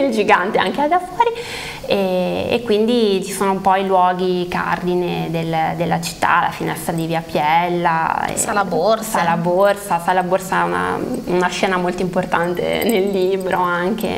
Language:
Italian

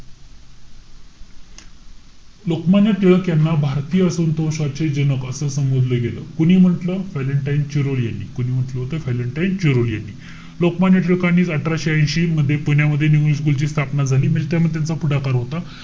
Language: Marathi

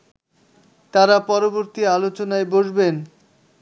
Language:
Bangla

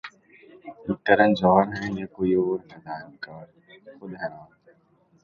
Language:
Urdu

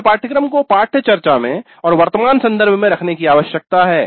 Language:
Hindi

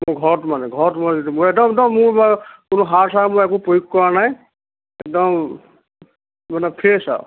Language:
Assamese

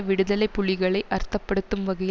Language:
Tamil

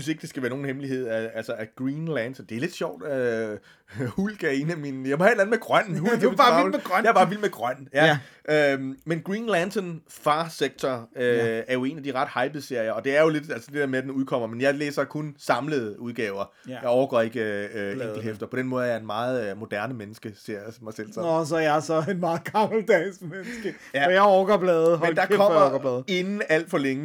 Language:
Danish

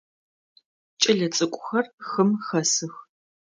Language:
Adyghe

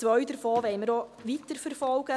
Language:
Swiss German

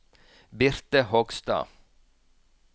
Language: Norwegian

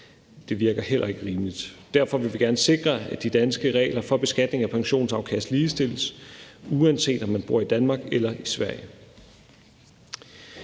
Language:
Danish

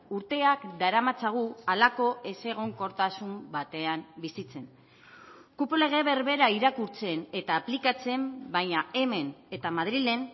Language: Basque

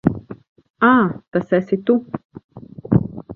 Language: Latvian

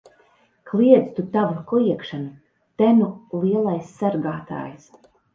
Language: Latvian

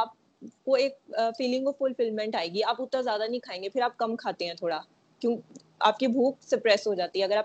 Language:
Urdu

